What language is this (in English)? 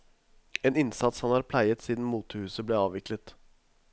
Norwegian